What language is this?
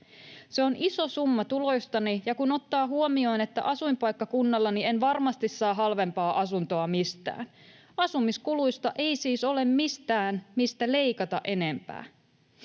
Finnish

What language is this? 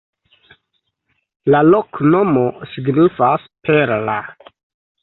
Esperanto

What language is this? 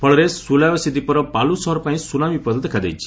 Odia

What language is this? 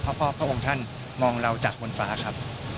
Thai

